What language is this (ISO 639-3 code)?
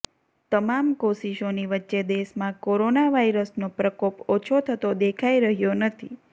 guj